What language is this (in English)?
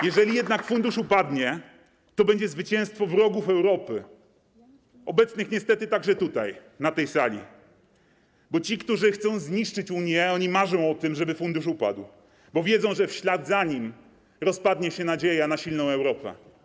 Polish